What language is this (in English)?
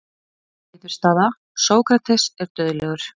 Icelandic